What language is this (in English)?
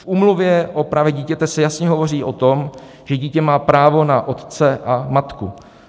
Czech